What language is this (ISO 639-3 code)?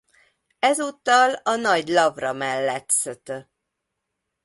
hun